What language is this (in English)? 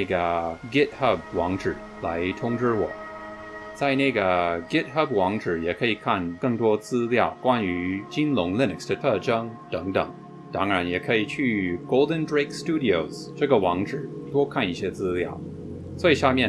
Chinese